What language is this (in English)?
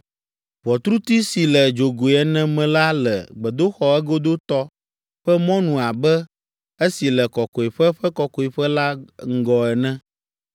Ewe